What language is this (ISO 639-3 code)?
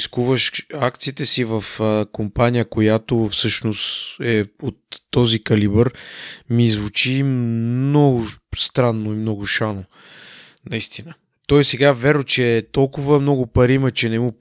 bul